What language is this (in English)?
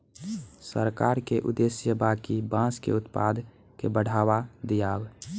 Bhojpuri